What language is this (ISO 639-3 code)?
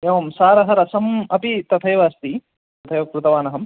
san